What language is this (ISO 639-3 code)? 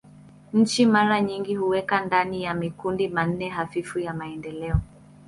swa